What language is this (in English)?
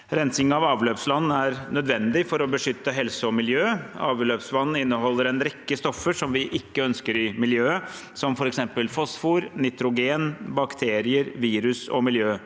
Norwegian